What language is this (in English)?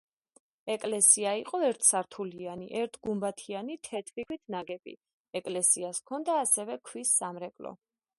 Georgian